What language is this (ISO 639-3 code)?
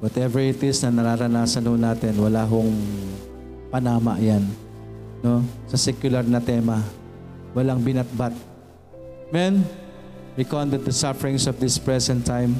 fil